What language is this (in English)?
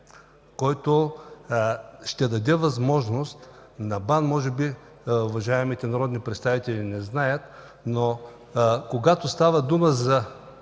Bulgarian